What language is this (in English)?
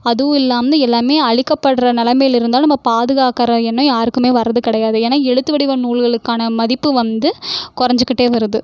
Tamil